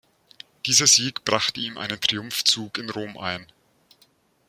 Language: German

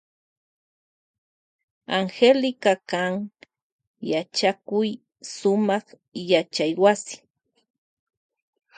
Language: Loja Highland Quichua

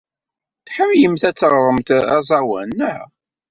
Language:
Kabyle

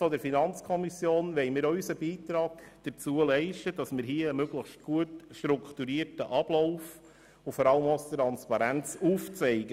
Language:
Swiss German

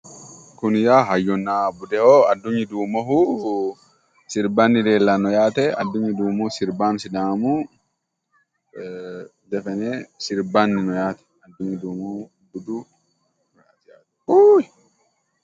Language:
Sidamo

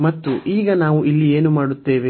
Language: Kannada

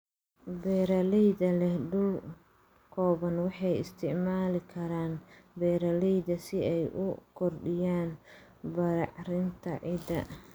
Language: Somali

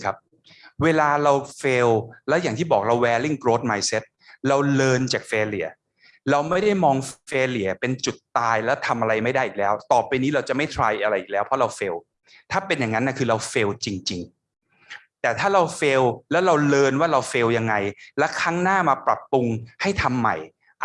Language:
Thai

